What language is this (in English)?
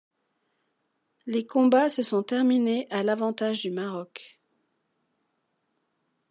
French